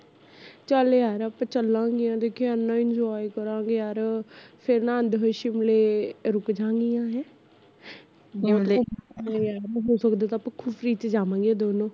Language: Punjabi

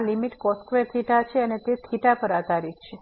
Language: Gujarati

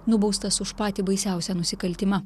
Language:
Lithuanian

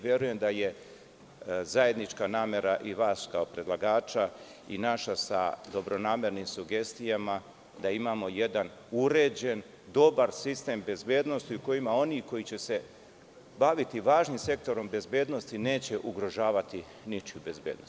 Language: Serbian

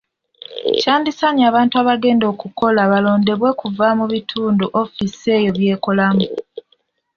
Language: Ganda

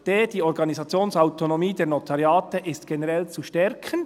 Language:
Swiss German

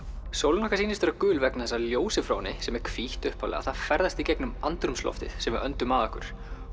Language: Icelandic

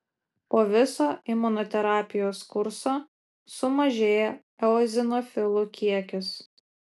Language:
Lithuanian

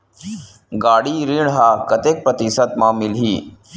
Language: Chhattisgarhi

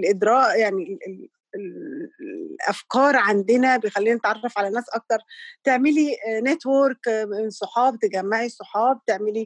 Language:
Arabic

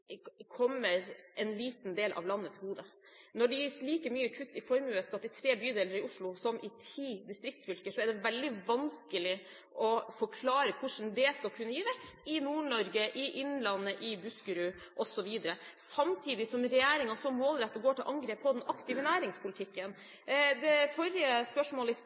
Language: Norwegian Bokmål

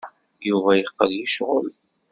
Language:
Kabyle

